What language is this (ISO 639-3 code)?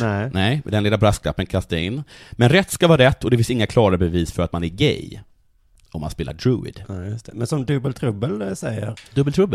swe